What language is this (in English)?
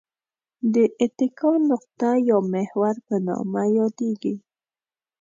Pashto